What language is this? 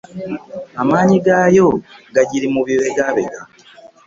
Ganda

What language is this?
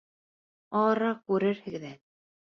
Bashkir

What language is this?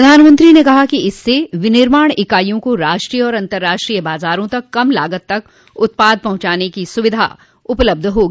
Hindi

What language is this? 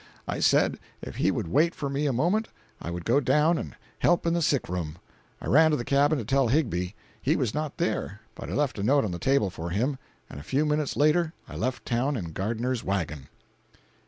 English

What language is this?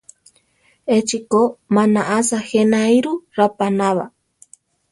Central Tarahumara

